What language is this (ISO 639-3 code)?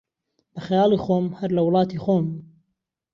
ckb